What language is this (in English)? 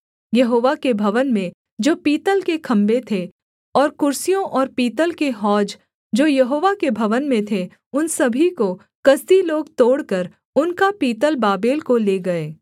Hindi